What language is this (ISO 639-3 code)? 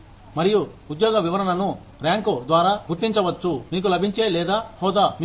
tel